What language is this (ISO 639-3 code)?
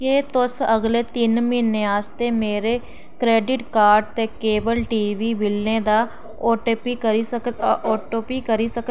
doi